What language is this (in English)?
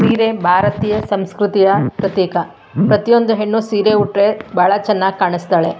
Kannada